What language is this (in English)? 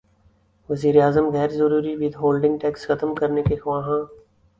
Urdu